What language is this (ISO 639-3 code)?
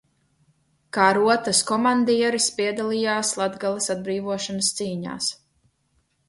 lav